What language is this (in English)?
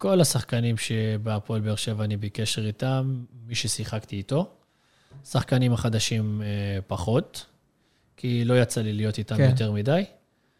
Hebrew